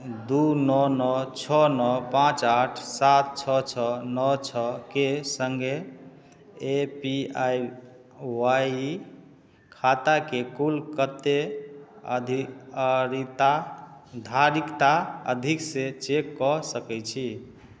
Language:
Maithili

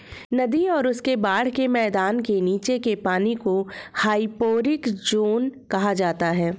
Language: Hindi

